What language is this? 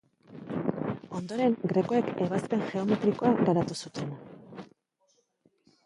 Basque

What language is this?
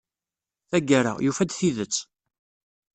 Kabyle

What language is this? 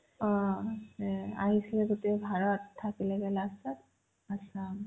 Assamese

